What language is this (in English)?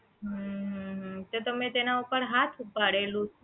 Gujarati